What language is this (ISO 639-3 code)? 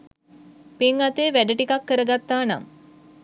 sin